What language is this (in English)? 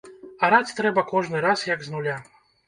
Belarusian